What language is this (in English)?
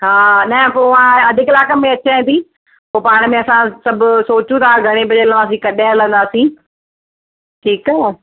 Sindhi